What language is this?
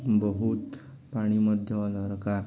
Odia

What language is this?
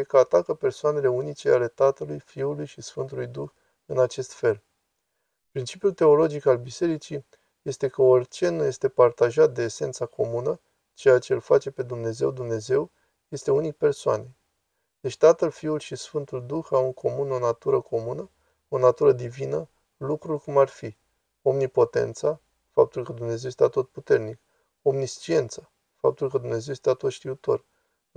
Romanian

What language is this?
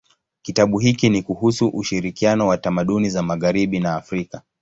Swahili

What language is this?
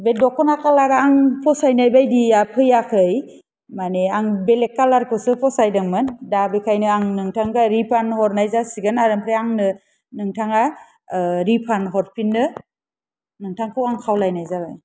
Bodo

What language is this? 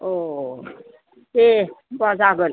Bodo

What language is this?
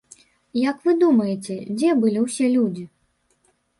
Belarusian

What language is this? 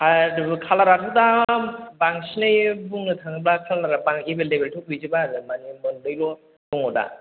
Bodo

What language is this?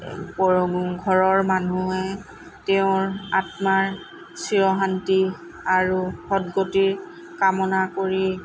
Assamese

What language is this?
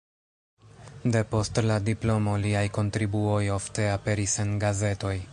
Esperanto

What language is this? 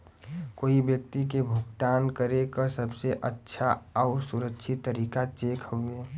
Bhojpuri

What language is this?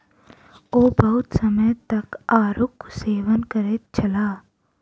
Maithili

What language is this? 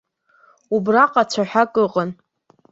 Abkhazian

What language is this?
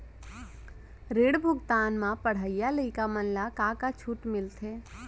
Chhattisgarhi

